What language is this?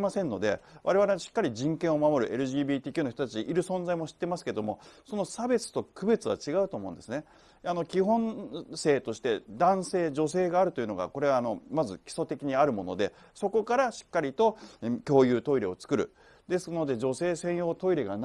Japanese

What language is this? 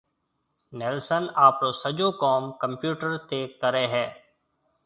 Marwari (Pakistan)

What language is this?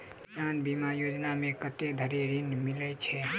Maithili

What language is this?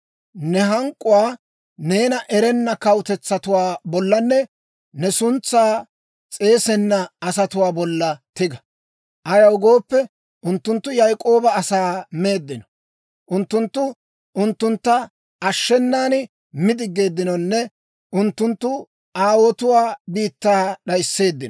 Dawro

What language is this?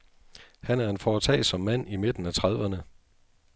Danish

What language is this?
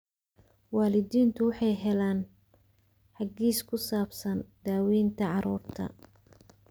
Somali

